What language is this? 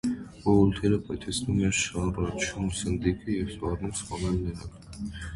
Armenian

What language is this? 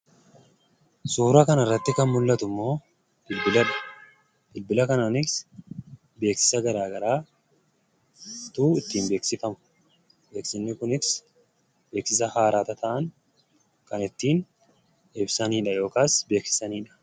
Oromo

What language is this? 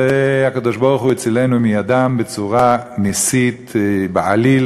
Hebrew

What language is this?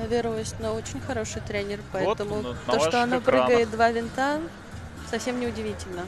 Russian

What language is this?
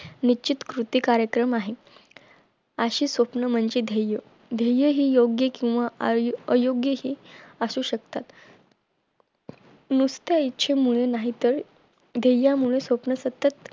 Marathi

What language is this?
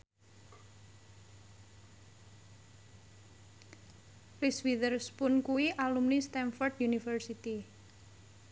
Javanese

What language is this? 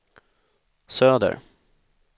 Swedish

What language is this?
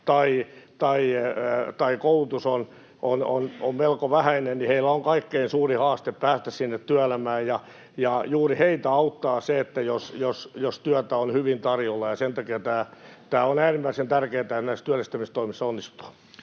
Finnish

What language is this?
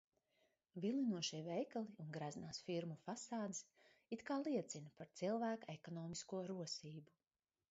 Latvian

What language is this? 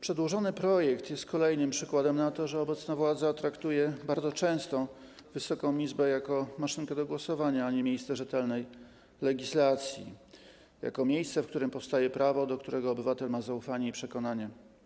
Polish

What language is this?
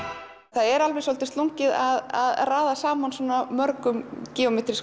Icelandic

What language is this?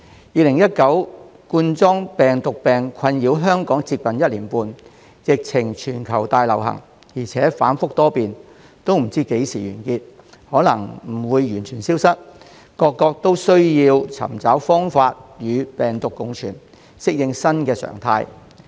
Cantonese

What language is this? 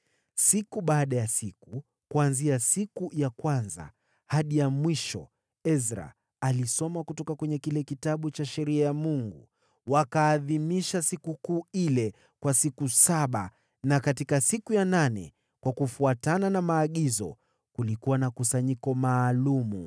Swahili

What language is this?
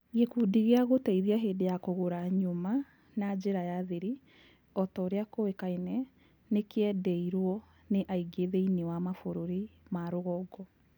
Kikuyu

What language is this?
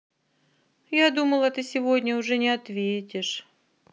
Russian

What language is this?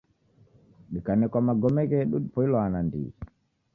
Taita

